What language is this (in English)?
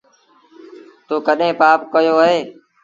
Sindhi Bhil